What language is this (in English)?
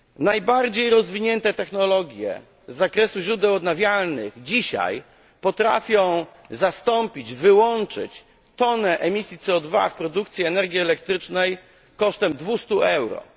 Polish